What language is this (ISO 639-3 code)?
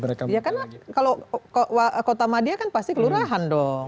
ind